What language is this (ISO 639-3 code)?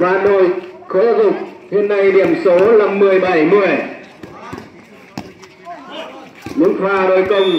vie